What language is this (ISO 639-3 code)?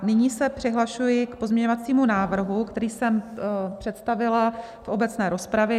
ces